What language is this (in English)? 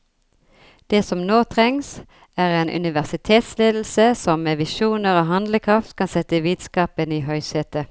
Norwegian